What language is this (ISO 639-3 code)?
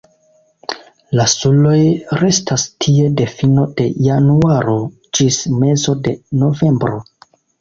epo